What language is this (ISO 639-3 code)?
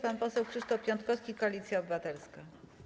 pol